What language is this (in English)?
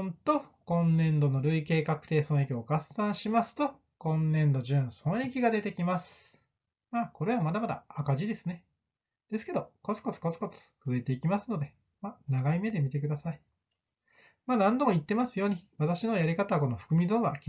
Japanese